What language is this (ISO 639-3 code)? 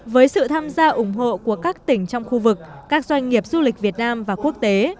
vie